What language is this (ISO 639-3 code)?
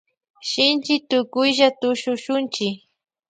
qvj